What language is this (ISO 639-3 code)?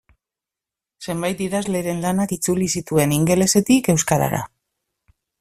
eus